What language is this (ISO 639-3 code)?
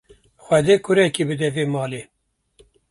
kur